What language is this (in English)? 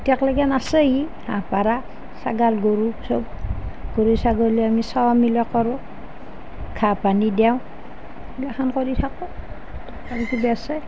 Assamese